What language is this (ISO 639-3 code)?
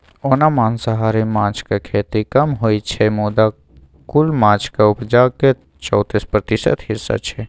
mai